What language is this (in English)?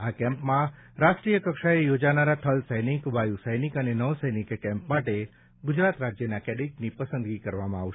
Gujarati